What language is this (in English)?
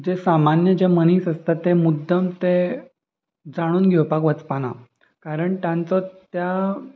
Konkani